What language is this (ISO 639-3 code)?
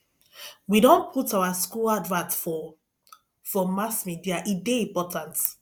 pcm